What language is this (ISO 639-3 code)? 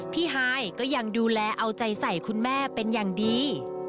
tha